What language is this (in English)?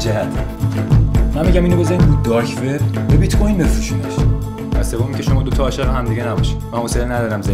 Persian